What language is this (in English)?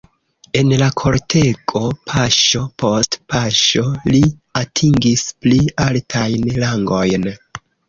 Esperanto